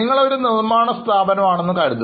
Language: Malayalam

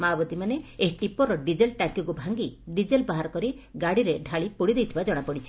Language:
Odia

